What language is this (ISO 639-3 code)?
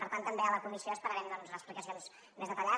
cat